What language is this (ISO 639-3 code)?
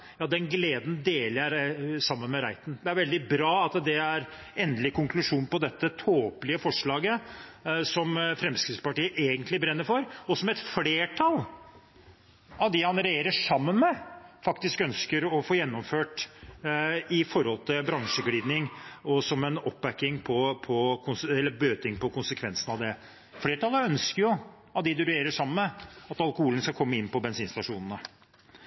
nob